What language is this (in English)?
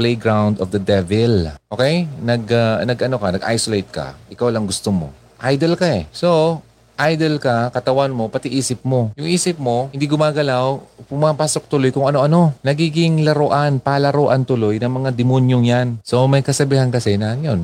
Filipino